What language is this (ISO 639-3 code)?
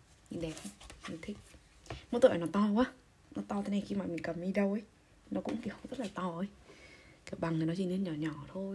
vie